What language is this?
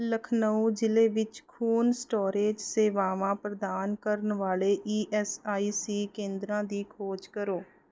Punjabi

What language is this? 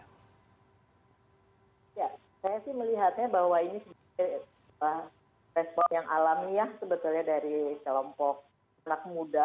Indonesian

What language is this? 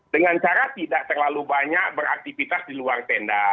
Indonesian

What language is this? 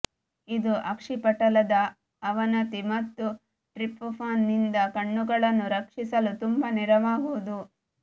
Kannada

